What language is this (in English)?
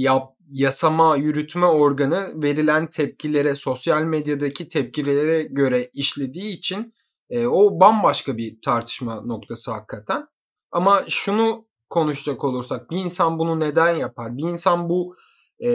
Turkish